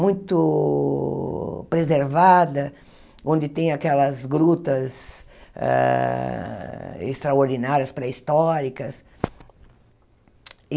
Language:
Portuguese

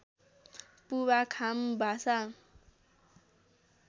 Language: Nepali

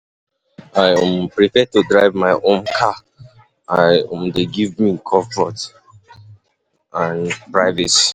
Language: Nigerian Pidgin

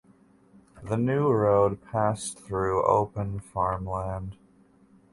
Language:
English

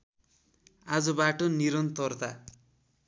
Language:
Nepali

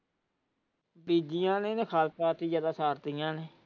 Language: Punjabi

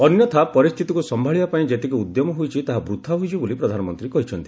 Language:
Odia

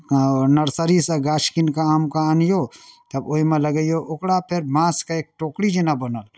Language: Maithili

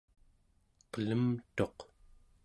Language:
Central Yupik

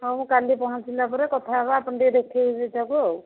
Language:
Odia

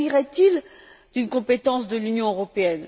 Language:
French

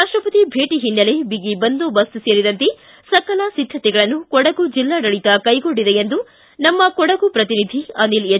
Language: Kannada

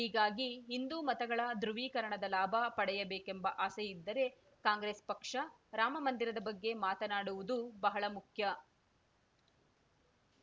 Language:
Kannada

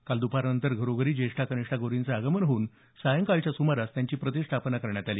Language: Marathi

